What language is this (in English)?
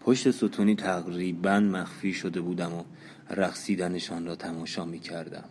Persian